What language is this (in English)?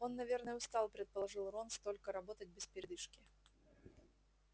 Russian